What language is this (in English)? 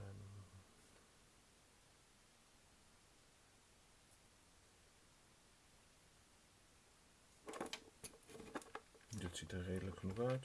Dutch